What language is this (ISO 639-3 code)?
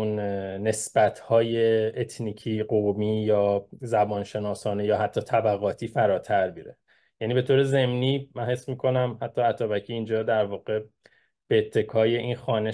fas